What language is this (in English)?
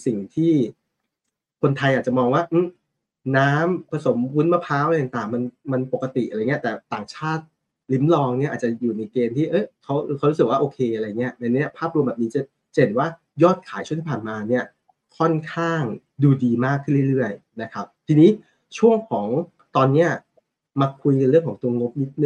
Thai